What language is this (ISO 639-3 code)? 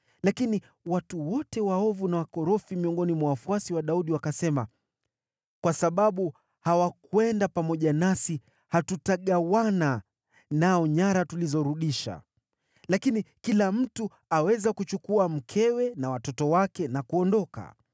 swa